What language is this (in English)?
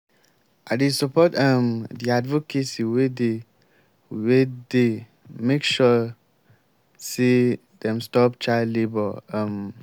Nigerian Pidgin